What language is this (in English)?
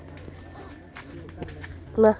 Santali